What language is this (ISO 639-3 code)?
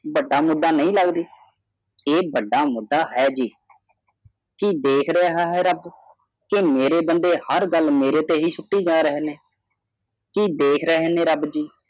pan